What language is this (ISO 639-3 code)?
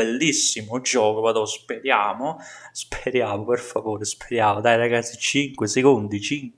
ita